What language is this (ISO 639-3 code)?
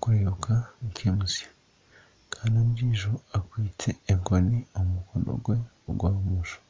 nyn